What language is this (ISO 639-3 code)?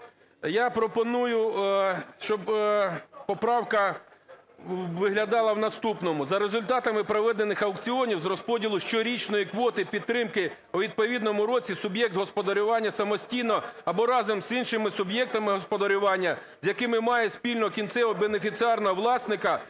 ukr